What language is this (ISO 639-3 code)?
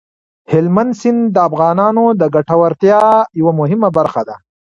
pus